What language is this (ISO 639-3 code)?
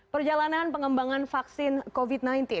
ind